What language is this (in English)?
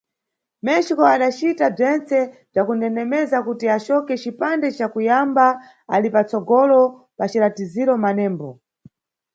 Nyungwe